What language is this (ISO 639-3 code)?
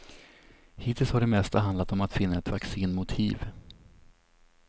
swe